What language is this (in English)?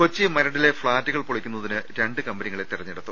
Malayalam